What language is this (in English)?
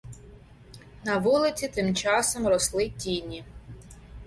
Ukrainian